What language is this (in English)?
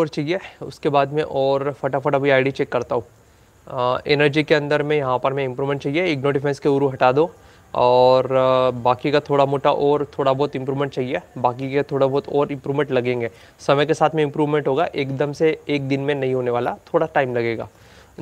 Hindi